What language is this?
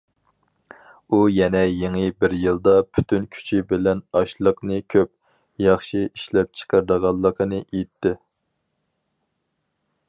Uyghur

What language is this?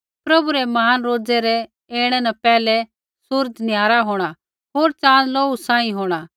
Kullu Pahari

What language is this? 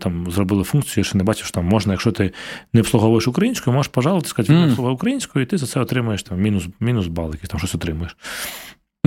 Ukrainian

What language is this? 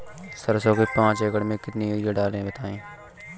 Hindi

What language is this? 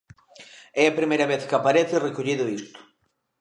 Galician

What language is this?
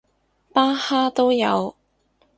Cantonese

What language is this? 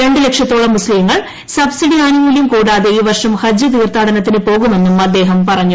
Malayalam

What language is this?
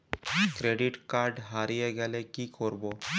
Bangla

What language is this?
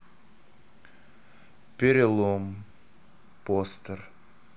Russian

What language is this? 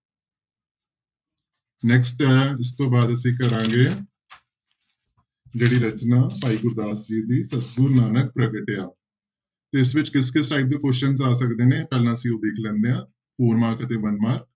Punjabi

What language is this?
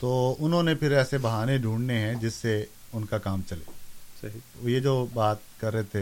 Urdu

